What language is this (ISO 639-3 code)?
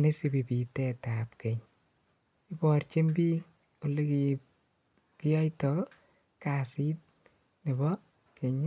kln